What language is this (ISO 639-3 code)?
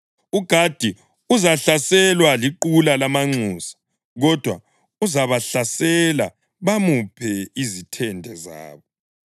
nde